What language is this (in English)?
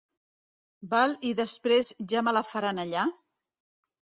Catalan